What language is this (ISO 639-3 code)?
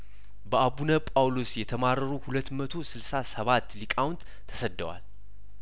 amh